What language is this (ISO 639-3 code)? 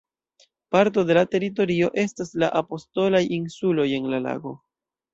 epo